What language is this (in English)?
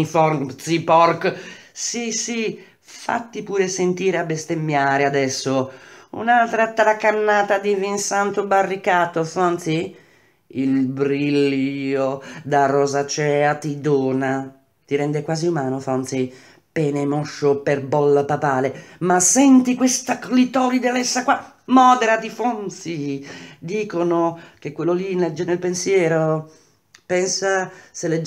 Italian